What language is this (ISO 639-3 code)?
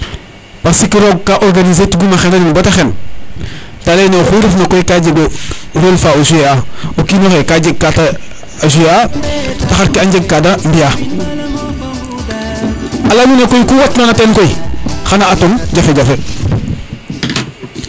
srr